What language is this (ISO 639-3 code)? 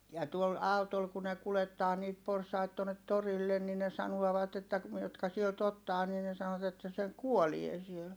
fin